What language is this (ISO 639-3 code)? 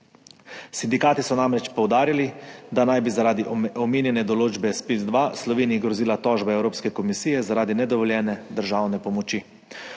slv